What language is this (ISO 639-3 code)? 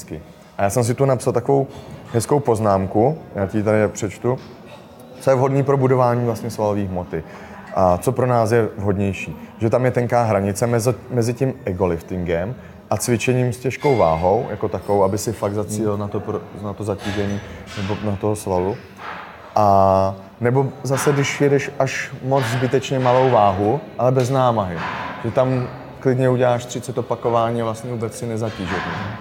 ces